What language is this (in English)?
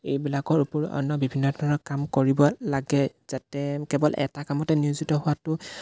Assamese